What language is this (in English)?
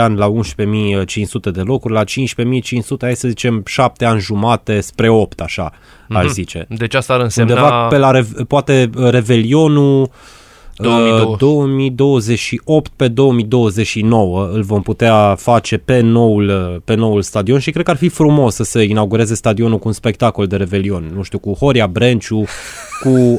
Romanian